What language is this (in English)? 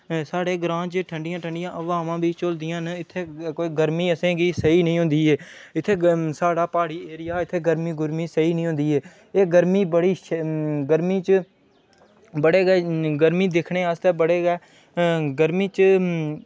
Dogri